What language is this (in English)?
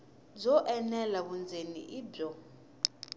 Tsonga